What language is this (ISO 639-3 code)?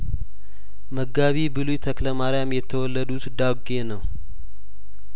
amh